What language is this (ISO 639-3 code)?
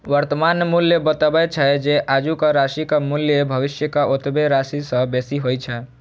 mai